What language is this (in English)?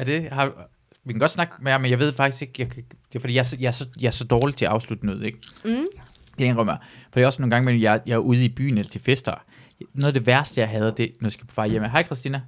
Danish